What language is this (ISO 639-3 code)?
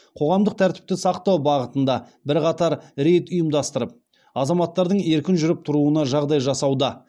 kaz